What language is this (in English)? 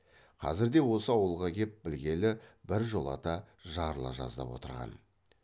Kazakh